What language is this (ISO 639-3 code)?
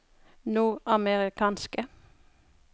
nor